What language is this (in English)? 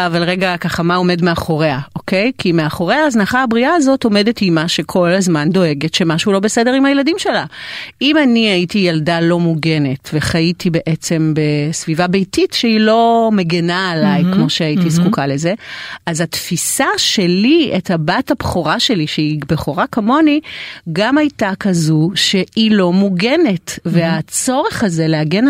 Hebrew